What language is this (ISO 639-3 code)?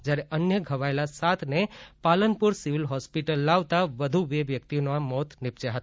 guj